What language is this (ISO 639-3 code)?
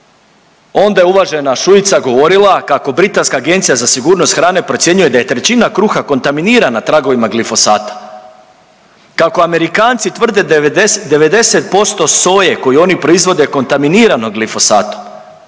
hrv